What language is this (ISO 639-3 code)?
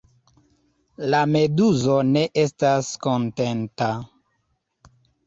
epo